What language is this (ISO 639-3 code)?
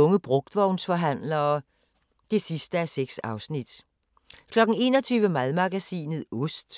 dan